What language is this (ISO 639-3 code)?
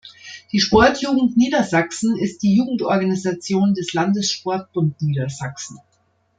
deu